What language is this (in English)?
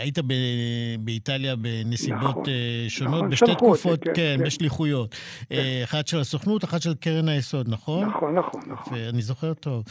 Hebrew